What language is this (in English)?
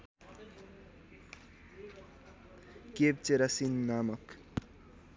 Nepali